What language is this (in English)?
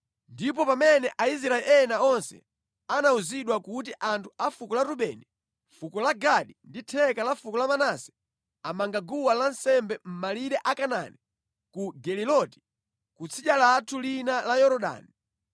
Nyanja